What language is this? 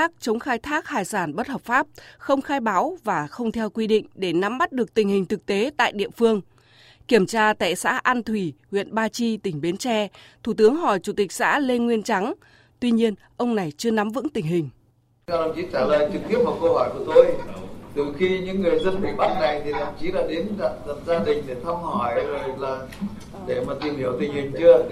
Vietnamese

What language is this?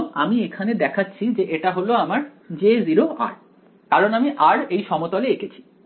Bangla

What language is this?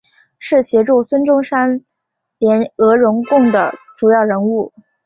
Chinese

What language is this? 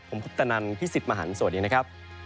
Thai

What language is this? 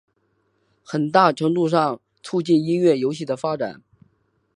Chinese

